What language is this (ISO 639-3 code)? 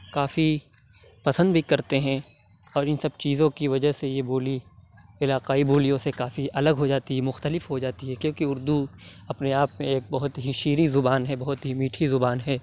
urd